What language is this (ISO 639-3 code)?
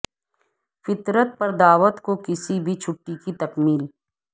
urd